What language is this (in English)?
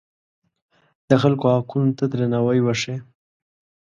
Pashto